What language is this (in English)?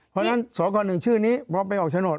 Thai